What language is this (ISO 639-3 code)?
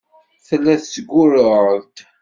kab